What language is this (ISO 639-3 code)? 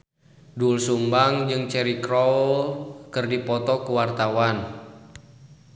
sun